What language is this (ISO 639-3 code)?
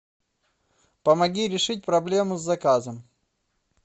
rus